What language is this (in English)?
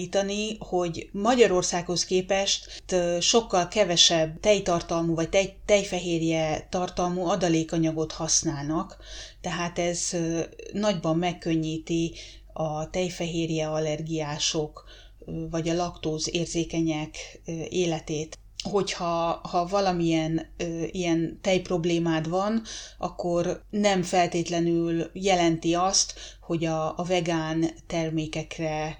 Hungarian